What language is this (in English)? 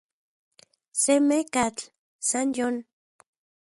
Central Puebla Nahuatl